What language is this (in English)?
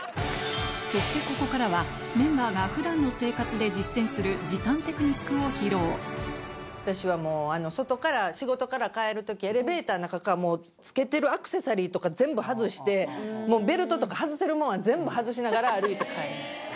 Japanese